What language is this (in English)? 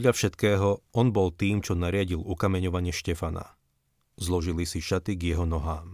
Slovak